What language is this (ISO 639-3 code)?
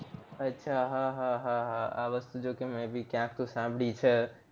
guj